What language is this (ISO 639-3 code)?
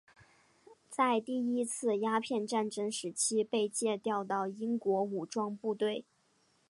zho